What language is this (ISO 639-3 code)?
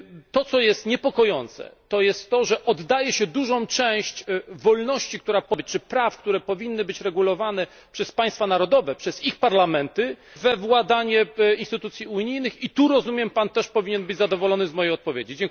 pol